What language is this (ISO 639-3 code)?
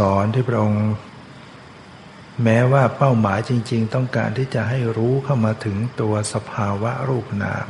tha